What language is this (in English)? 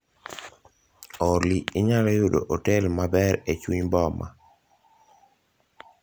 Luo (Kenya and Tanzania)